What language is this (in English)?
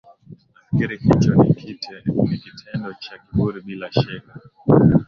Swahili